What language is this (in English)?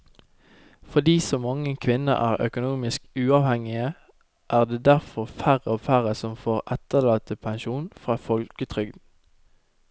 Norwegian